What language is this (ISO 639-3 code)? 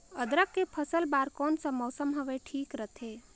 hne